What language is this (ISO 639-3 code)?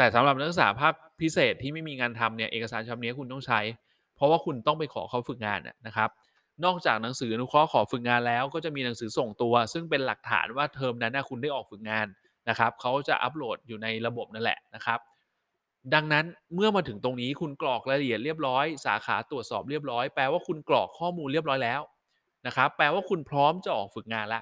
tha